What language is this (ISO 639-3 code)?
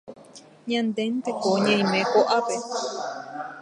grn